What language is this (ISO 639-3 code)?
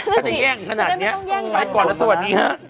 tha